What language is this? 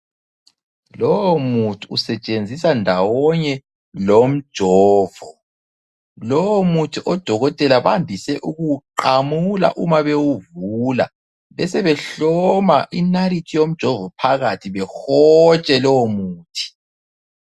North Ndebele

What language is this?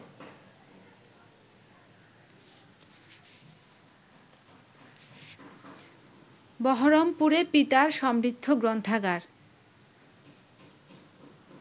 Bangla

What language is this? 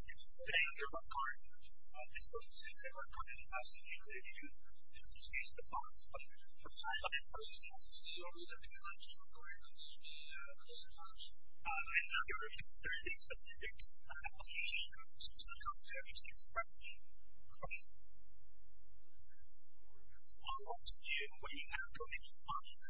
English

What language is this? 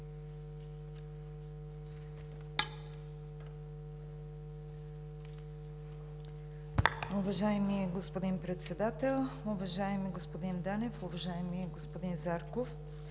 Bulgarian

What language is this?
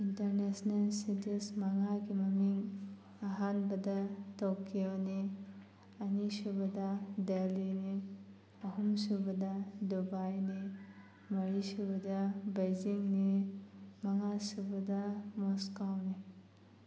Manipuri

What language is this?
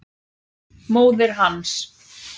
Icelandic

